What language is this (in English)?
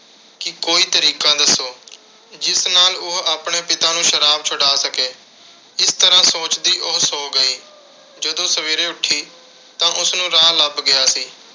Punjabi